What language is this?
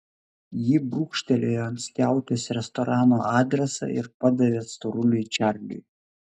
Lithuanian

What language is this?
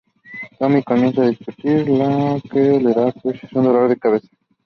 Spanish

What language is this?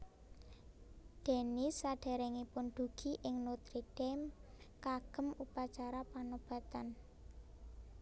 Javanese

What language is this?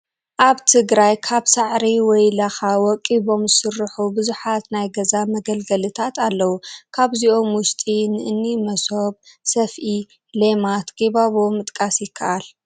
Tigrinya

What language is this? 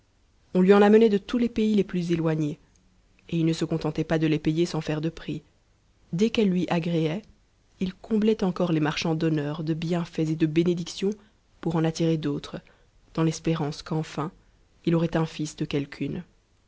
French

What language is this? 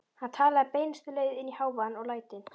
Icelandic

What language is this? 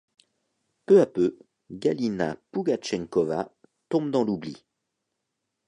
French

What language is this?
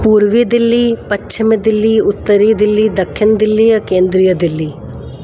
Sindhi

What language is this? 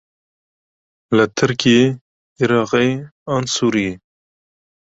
Kurdish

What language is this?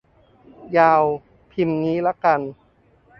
Thai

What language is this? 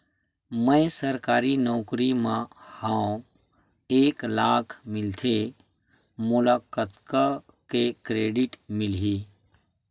Chhattisgarhi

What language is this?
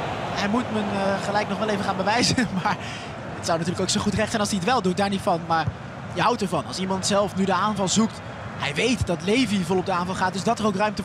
Dutch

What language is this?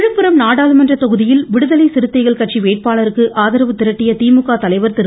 Tamil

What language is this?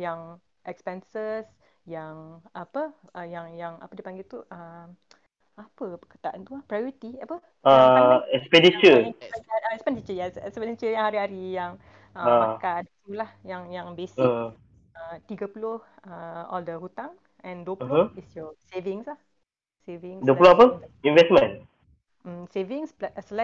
Malay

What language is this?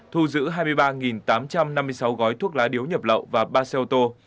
Vietnamese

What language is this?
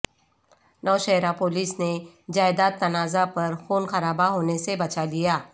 Urdu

